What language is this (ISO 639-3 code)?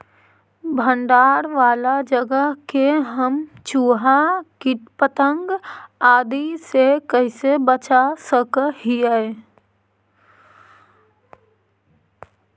mag